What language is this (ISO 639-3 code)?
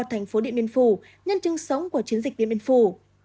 vie